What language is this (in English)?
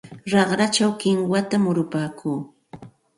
Santa Ana de Tusi Pasco Quechua